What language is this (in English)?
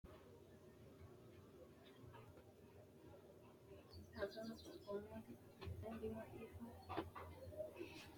Sidamo